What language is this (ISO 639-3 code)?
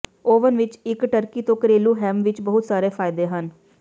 pan